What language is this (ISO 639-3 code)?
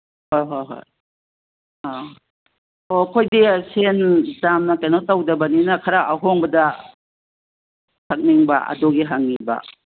mni